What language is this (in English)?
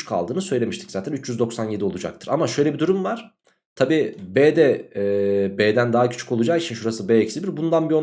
Turkish